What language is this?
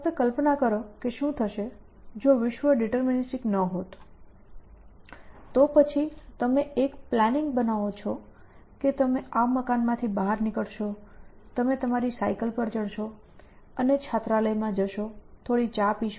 Gujarati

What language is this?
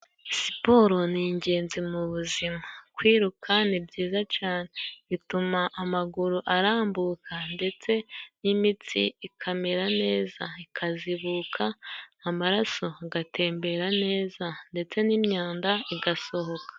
Kinyarwanda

